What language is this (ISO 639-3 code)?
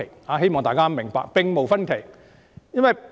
yue